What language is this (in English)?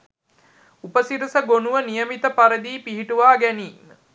Sinhala